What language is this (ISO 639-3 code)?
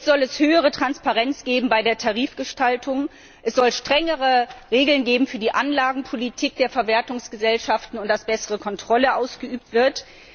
deu